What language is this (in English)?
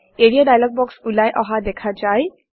Assamese